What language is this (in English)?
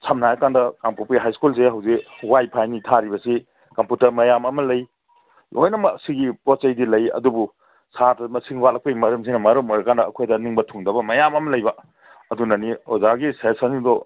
Manipuri